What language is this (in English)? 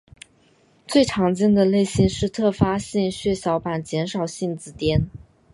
Chinese